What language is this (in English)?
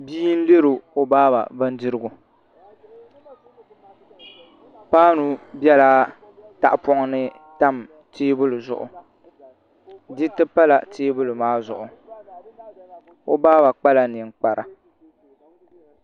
Dagbani